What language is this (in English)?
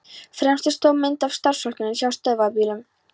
Icelandic